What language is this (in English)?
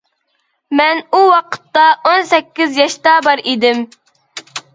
Uyghur